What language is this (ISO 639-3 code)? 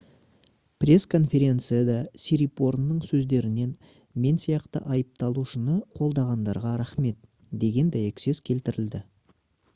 kaz